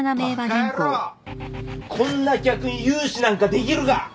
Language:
Japanese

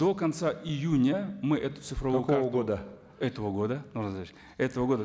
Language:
Kazakh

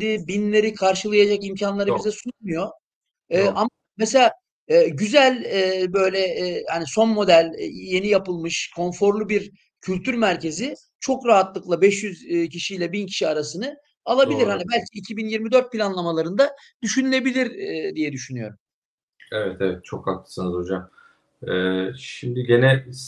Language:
Turkish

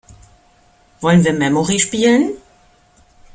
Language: German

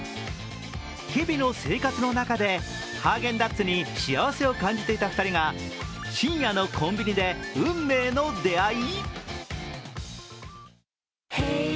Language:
Japanese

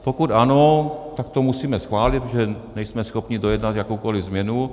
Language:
Czech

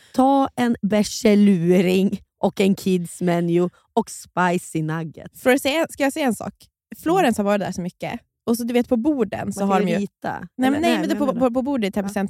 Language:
Swedish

